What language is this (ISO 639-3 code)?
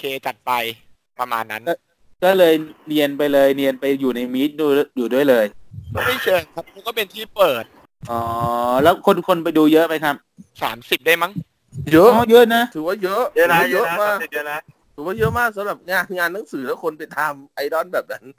tha